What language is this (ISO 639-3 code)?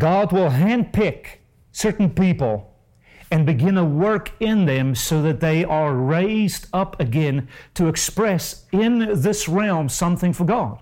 eng